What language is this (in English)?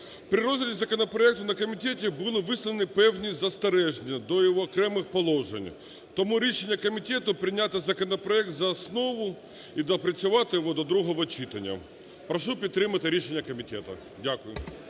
Ukrainian